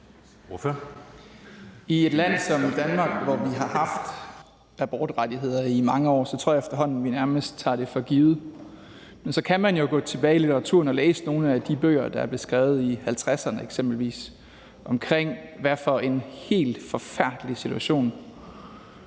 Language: Danish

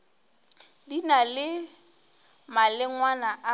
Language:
Northern Sotho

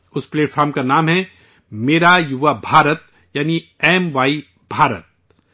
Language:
Urdu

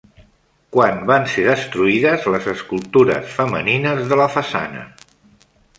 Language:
Catalan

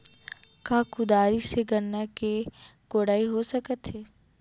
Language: Chhattisgarhi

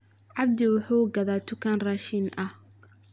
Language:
Somali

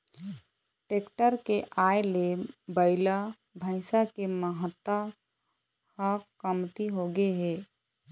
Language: Chhattisgarhi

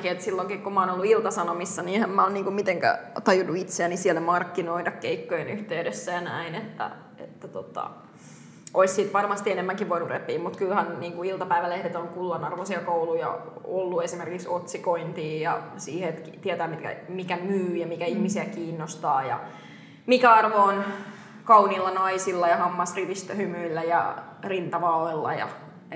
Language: Finnish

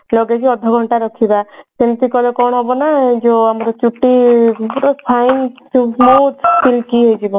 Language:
Odia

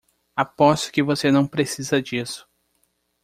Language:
Portuguese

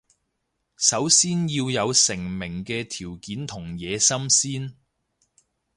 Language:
Cantonese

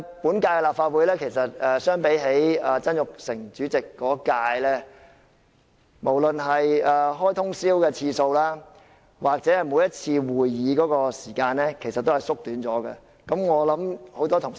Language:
Cantonese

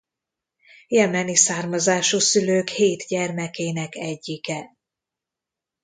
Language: Hungarian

